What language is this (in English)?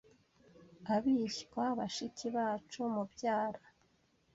Kinyarwanda